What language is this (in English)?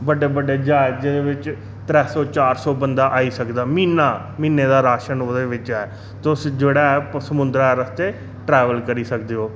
Dogri